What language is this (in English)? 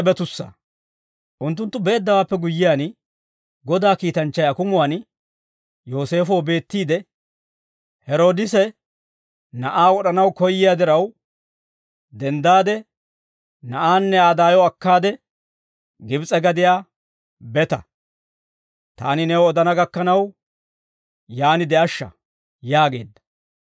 Dawro